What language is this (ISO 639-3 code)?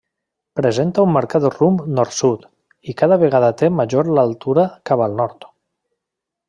cat